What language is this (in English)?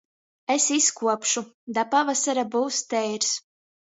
Latgalian